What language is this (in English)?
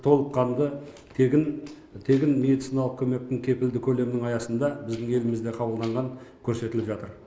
Kazakh